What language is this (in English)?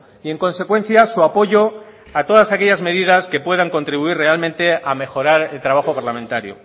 Spanish